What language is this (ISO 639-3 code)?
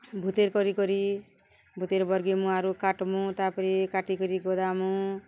ori